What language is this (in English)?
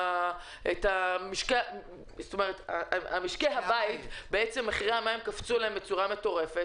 Hebrew